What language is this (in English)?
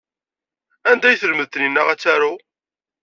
Kabyle